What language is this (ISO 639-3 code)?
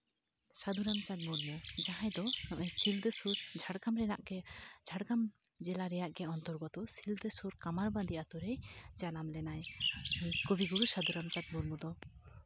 sat